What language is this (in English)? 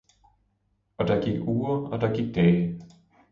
Danish